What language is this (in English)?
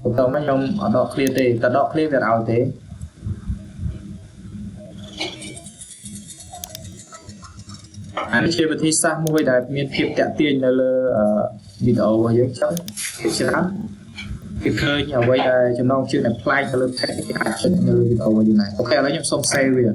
Vietnamese